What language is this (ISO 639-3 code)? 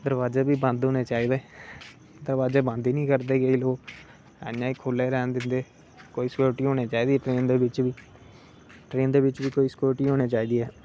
doi